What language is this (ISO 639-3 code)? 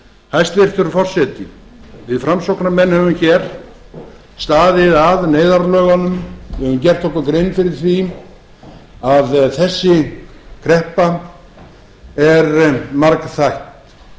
isl